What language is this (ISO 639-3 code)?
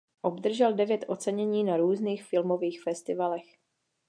ces